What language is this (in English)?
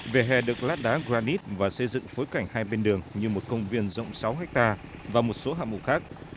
Vietnamese